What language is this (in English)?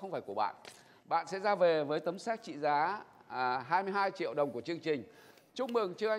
Vietnamese